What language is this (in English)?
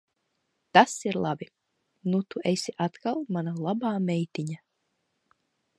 Latvian